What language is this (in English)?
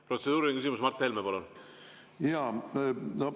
Estonian